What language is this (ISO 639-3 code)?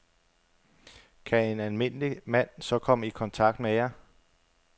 dan